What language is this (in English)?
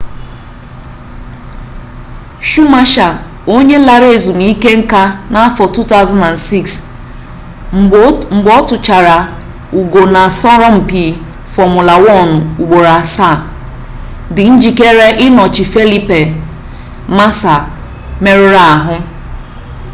Igbo